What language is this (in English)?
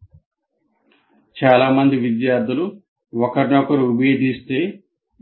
Telugu